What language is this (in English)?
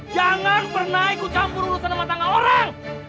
Indonesian